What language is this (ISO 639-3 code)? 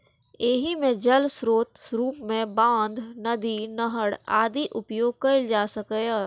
mai